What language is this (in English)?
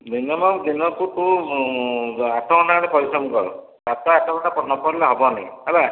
Odia